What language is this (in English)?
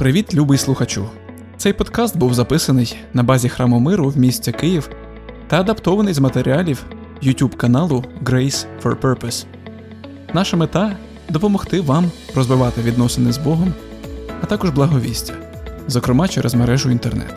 Ukrainian